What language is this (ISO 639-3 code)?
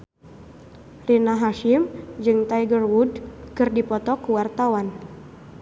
sun